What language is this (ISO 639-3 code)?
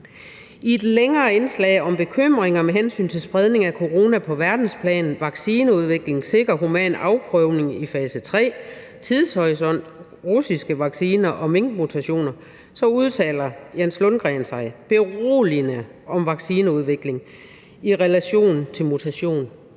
dan